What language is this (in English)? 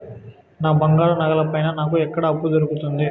Telugu